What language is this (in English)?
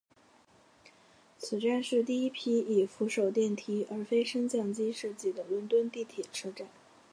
Chinese